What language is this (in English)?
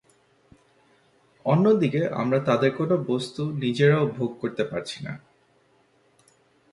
Bangla